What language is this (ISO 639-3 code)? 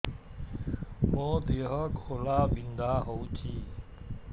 ori